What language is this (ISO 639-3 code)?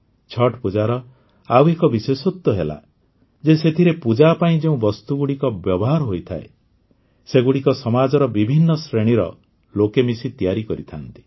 ori